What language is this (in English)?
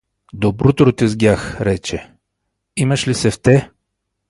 Bulgarian